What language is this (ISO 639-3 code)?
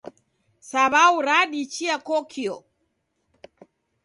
dav